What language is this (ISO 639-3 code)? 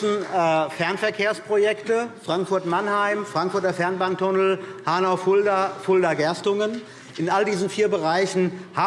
deu